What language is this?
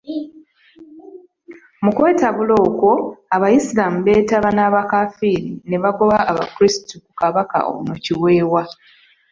Ganda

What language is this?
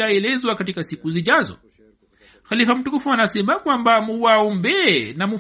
Swahili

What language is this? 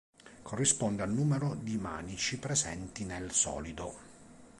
Italian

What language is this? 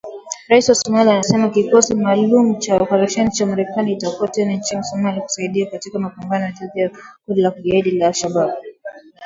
Swahili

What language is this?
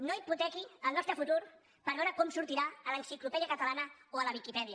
Catalan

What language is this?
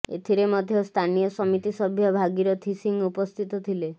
Odia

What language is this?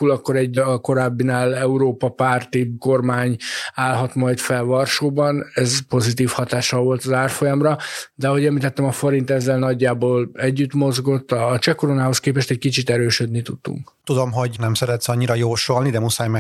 Hungarian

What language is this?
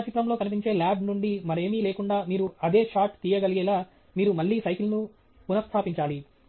Telugu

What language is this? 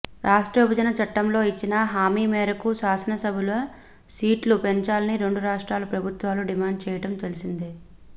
Telugu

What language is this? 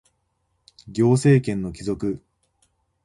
Japanese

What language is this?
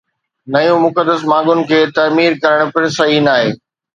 Sindhi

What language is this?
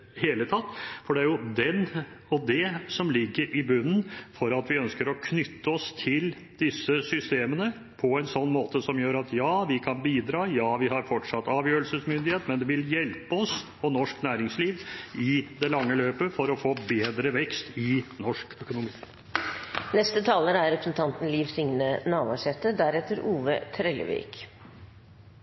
Norwegian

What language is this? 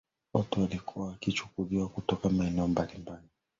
Swahili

